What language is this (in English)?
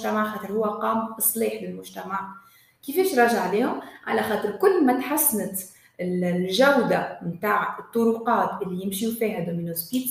Arabic